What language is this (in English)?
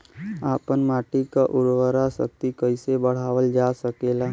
Bhojpuri